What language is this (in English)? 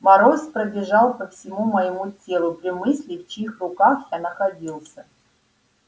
Russian